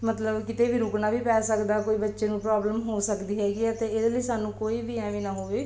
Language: Punjabi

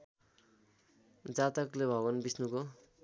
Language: Nepali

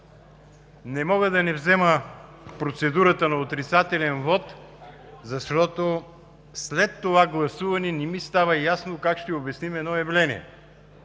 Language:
Bulgarian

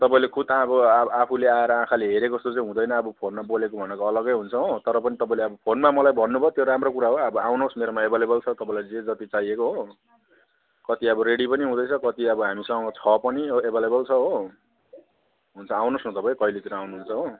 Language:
Nepali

